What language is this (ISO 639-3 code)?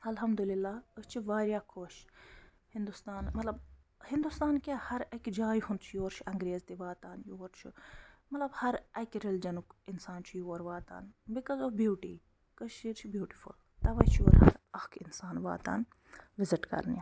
kas